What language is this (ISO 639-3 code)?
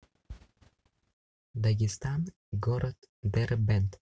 rus